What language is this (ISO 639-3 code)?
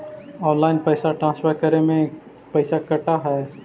mag